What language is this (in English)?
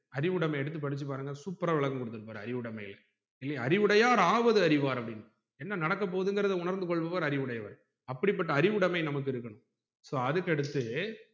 Tamil